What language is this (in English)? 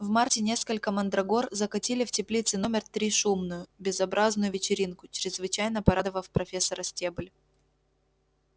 Russian